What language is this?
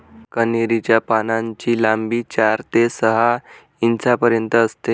Marathi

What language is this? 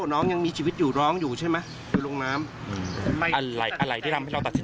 Thai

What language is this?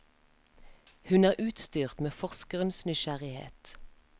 Norwegian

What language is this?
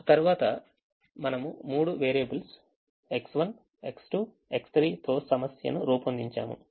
Telugu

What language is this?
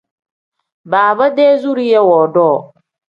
Tem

